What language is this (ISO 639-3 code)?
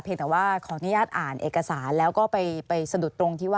tha